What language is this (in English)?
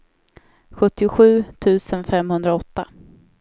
Swedish